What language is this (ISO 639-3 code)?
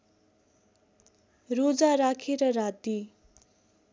nep